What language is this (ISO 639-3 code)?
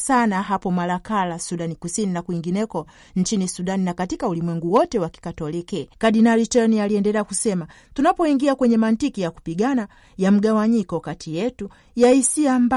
swa